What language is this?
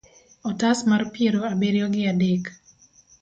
Luo (Kenya and Tanzania)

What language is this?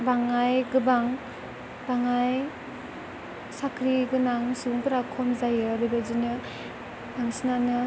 Bodo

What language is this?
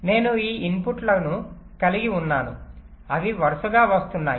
Telugu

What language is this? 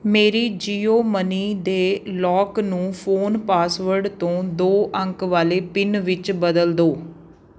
Punjabi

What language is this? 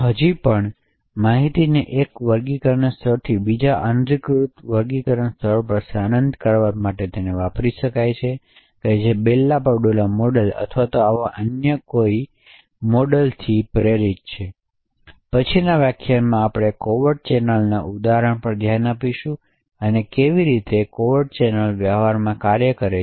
Gujarati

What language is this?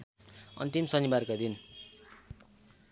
Nepali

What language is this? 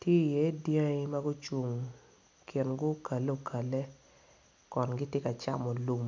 Acoli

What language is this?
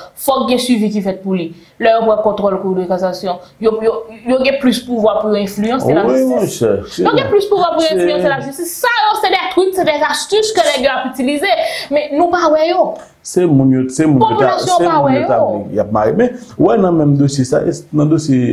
French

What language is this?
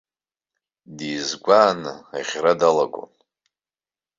Abkhazian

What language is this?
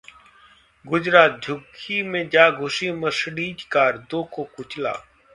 Hindi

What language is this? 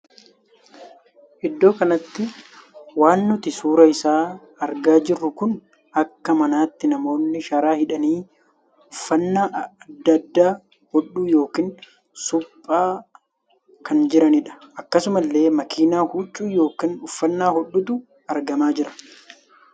Oromo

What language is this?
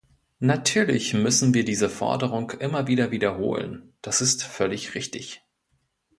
German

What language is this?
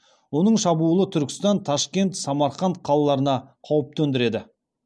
Kazakh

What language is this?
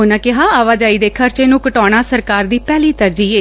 Punjabi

